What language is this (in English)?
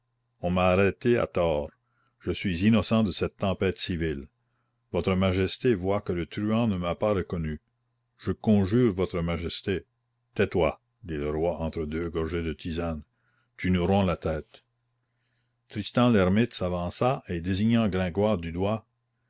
French